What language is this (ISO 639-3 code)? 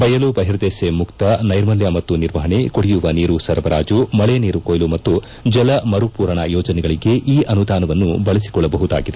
kan